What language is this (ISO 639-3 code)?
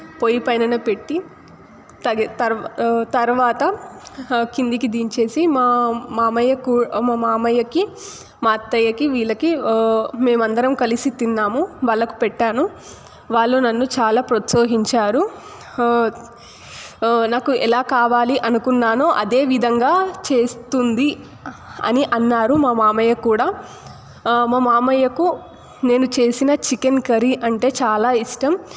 tel